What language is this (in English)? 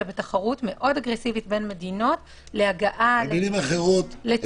Hebrew